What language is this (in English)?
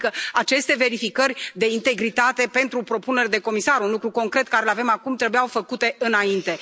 Romanian